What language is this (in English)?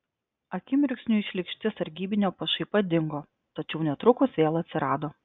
Lithuanian